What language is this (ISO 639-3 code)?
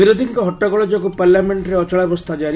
ori